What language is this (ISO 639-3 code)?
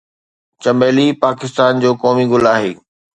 snd